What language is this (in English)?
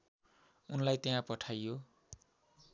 Nepali